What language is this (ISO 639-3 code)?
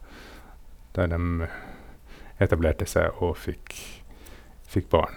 nor